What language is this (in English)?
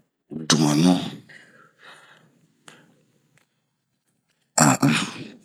Bomu